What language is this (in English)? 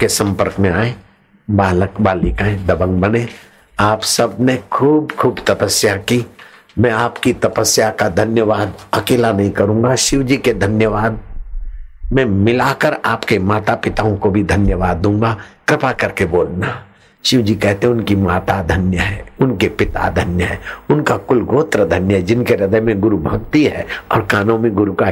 Hindi